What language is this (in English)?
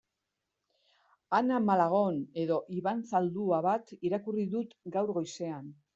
Basque